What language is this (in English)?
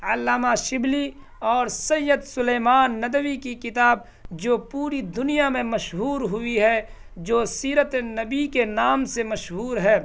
Urdu